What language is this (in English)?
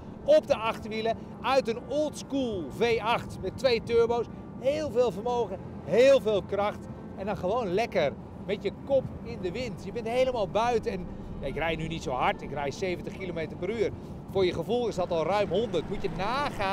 Dutch